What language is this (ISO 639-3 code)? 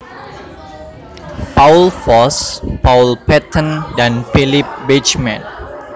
jav